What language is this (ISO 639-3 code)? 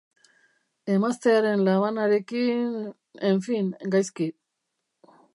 eus